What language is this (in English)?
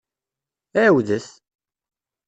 Kabyle